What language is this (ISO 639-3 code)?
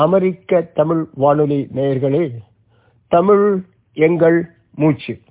tam